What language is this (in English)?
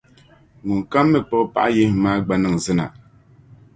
Dagbani